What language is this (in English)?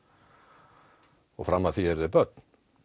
Icelandic